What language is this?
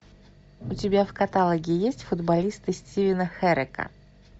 Russian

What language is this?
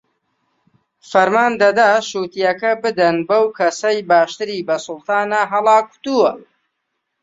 Central Kurdish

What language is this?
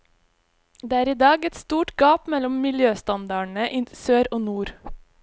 Norwegian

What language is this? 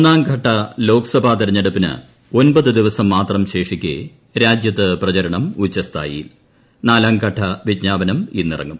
Malayalam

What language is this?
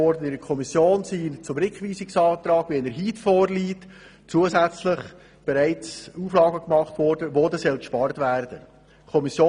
Swiss German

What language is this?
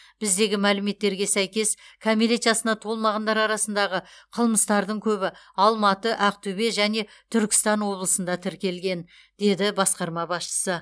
Kazakh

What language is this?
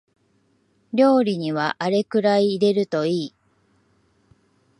Japanese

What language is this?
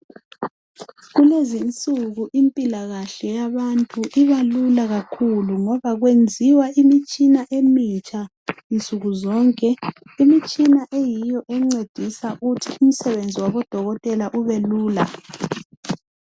North Ndebele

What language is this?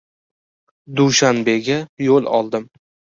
Uzbek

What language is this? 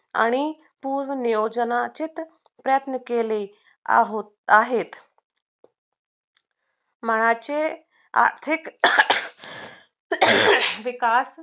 Marathi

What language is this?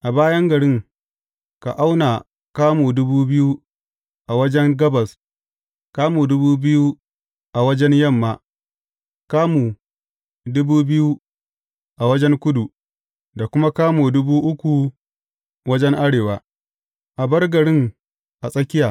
Hausa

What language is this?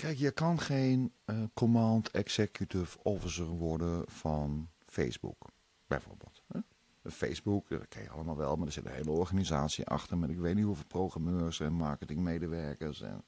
Dutch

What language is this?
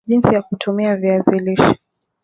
Swahili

